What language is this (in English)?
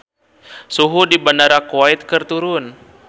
Sundanese